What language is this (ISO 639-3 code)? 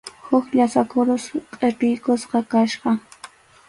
qxu